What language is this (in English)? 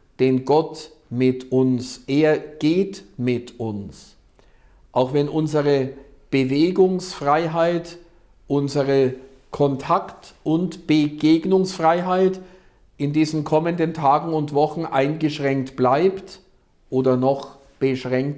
German